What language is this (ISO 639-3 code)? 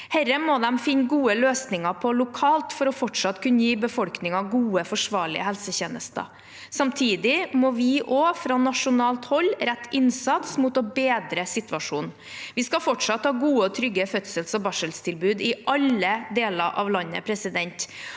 nor